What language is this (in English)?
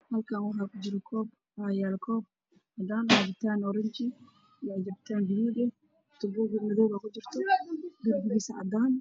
Somali